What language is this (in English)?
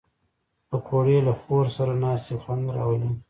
Pashto